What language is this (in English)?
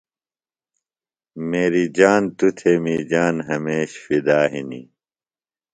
Phalura